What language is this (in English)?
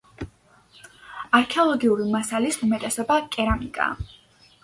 Georgian